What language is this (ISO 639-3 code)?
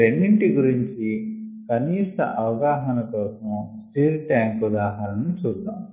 tel